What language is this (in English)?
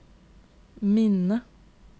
Norwegian